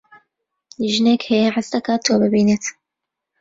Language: Central Kurdish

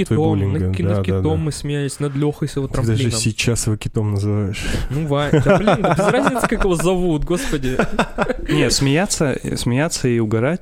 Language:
Russian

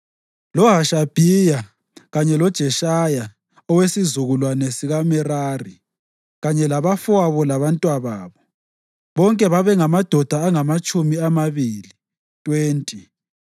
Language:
North Ndebele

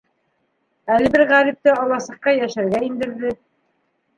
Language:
Bashkir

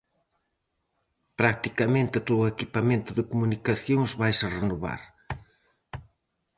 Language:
Galician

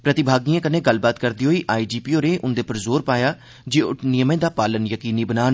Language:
Dogri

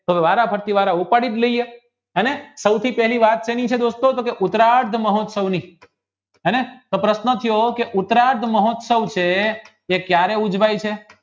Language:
Gujarati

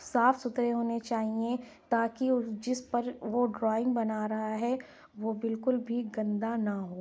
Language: Urdu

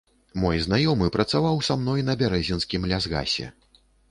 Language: Belarusian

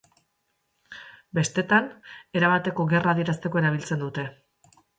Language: Basque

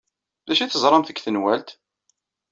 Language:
Kabyle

